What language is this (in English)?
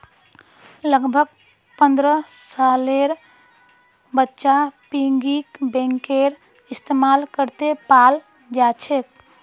Magahi